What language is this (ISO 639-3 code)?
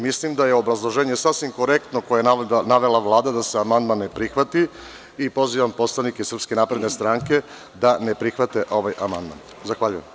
srp